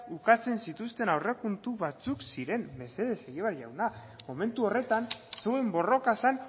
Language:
Basque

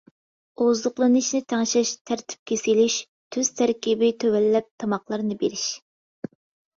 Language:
Uyghur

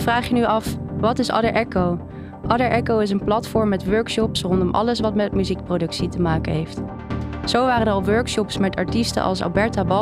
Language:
Dutch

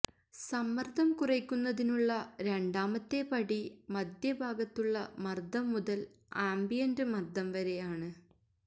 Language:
Malayalam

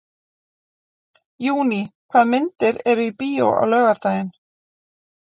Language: Icelandic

